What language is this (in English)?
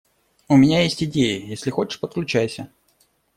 Russian